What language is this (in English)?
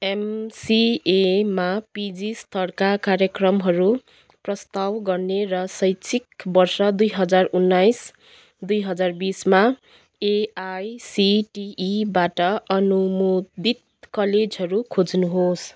Nepali